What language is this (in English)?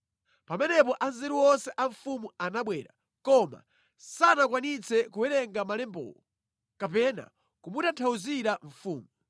Nyanja